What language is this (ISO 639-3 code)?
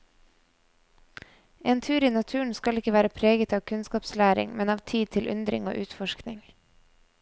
nor